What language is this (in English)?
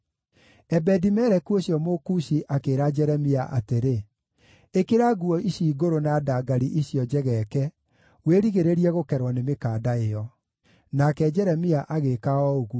Kikuyu